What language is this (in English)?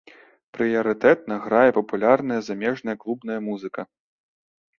Belarusian